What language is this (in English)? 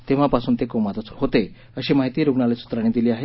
Marathi